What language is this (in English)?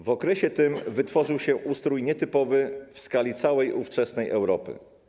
Polish